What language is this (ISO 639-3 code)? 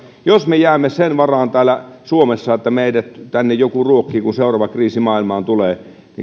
fin